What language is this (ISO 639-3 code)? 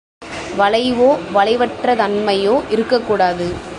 tam